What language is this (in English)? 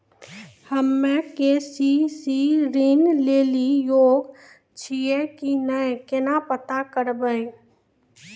Maithili